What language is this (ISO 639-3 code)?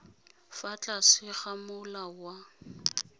tsn